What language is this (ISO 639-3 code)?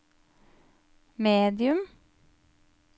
nor